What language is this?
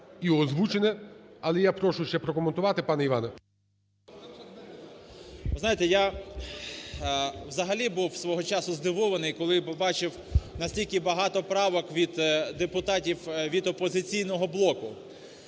Ukrainian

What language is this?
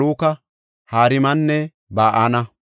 Gofa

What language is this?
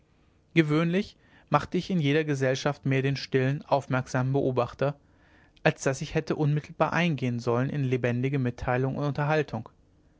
German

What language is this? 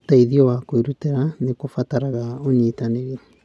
Kikuyu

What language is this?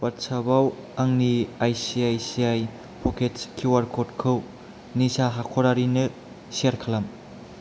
Bodo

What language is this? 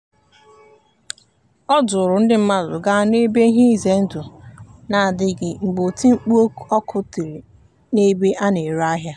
Igbo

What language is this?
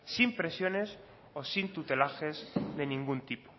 Spanish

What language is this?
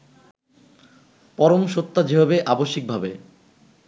Bangla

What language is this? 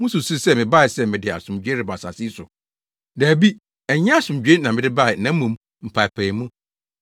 Akan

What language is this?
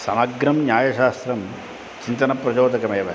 Sanskrit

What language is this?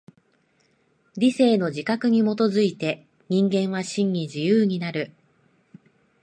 Japanese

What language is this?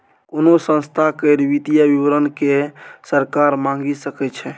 Maithili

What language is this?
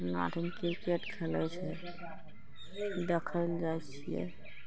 Maithili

